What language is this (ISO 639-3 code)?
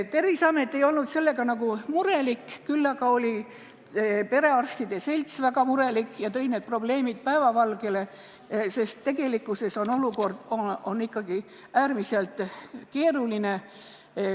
est